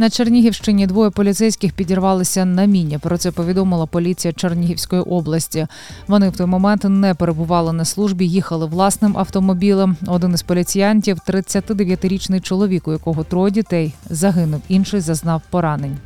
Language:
Ukrainian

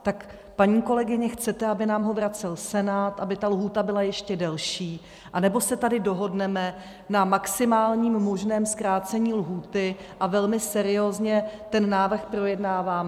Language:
Czech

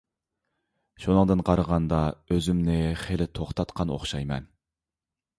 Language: Uyghur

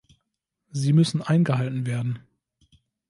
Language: German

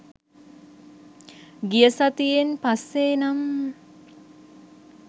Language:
Sinhala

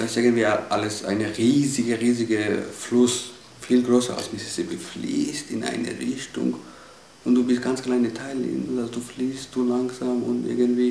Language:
German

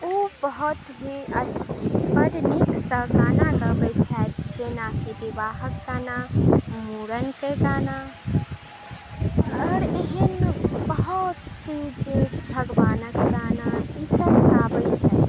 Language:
Maithili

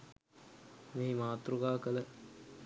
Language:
Sinhala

